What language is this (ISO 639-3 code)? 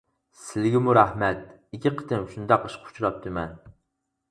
uig